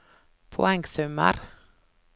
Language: Norwegian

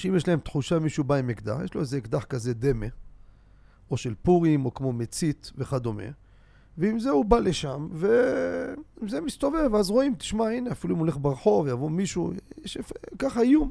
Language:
Hebrew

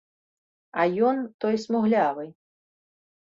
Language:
Belarusian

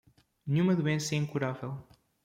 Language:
Portuguese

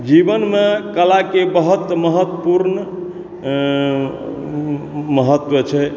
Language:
Maithili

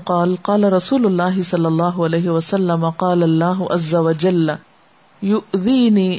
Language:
Urdu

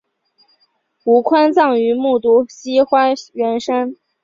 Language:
Chinese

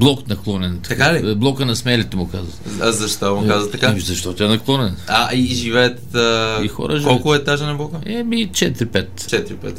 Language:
Bulgarian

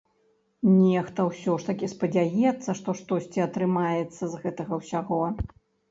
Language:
Belarusian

